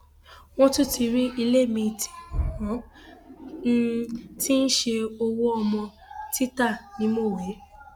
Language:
Yoruba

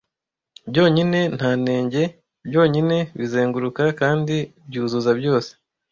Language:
Kinyarwanda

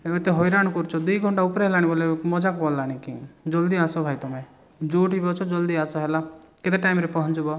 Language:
Odia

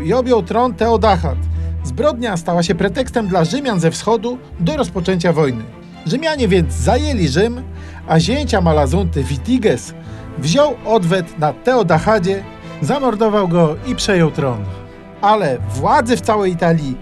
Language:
Polish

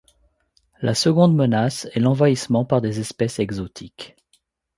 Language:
French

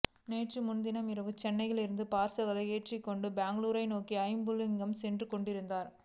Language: Tamil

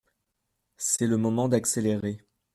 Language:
French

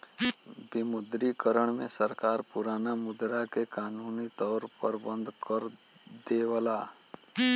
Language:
Bhojpuri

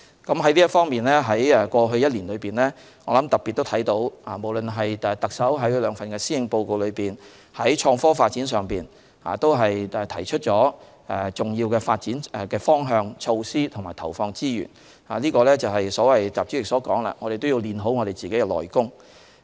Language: Cantonese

